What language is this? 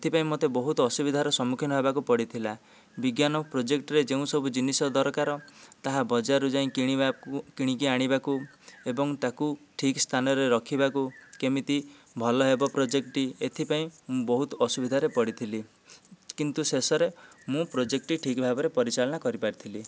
Odia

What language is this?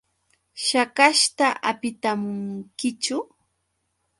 Yauyos Quechua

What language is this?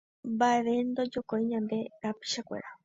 Guarani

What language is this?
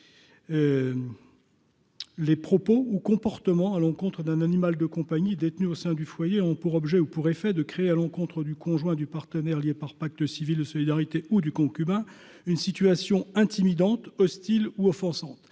French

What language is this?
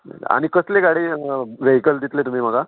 Konkani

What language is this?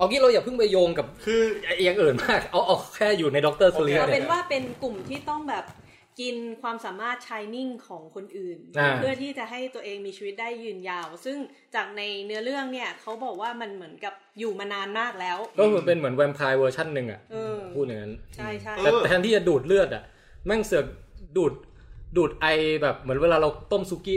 Thai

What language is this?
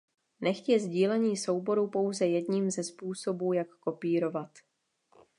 Czech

